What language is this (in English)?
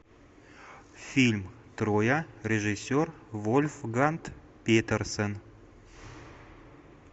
Russian